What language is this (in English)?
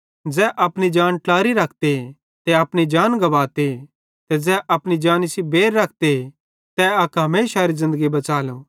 Bhadrawahi